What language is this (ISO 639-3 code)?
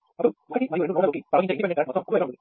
tel